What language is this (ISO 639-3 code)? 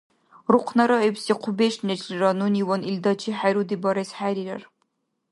dar